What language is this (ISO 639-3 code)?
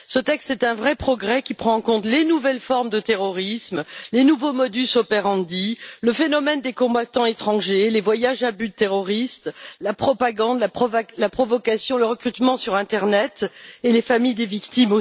fra